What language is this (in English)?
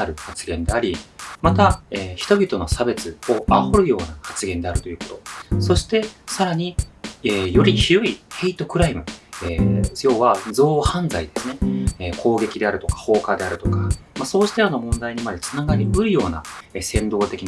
Japanese